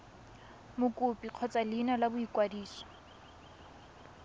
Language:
Tswana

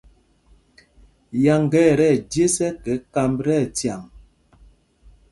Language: Mpumpong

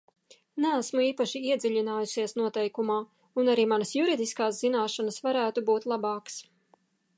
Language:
Latvian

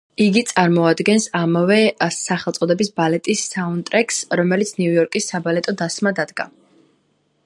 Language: Georgian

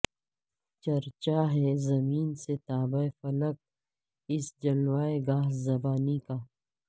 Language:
Urdu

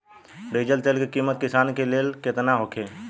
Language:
Bhojpuri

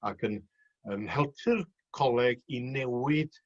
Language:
Welsh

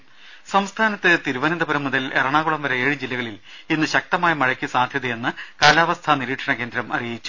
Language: Malayalam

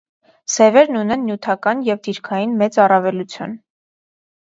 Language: Armenian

